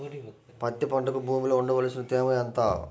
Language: Telugu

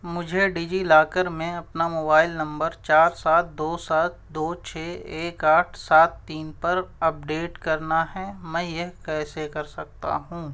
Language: Urdu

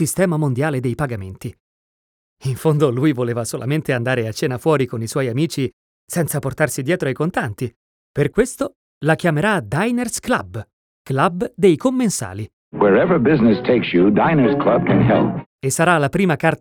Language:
Italian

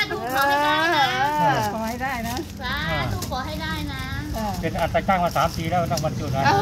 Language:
Thai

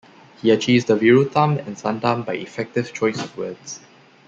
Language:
English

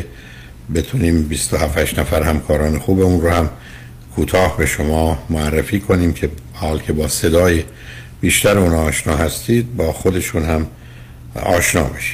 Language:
Persian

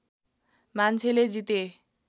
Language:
Nepali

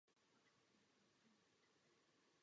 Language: Czech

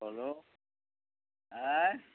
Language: Urdu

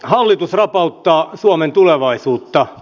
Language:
Finnish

